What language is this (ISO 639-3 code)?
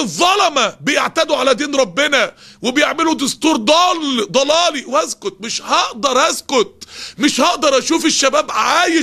ara